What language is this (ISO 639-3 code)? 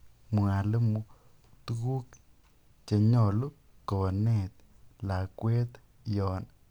kln